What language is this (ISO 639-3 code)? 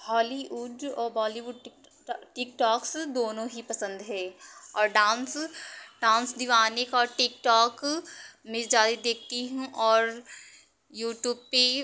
hin